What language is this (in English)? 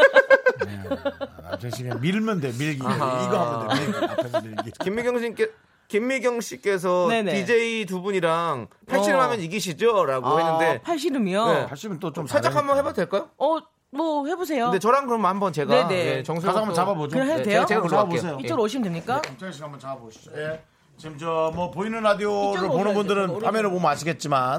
Korean